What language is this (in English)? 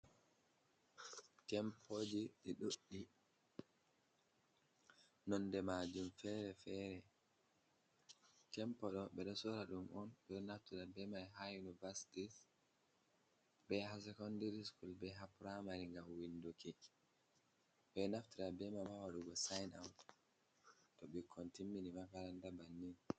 Fula